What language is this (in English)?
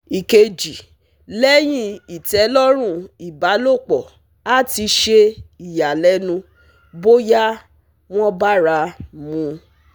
Yoruba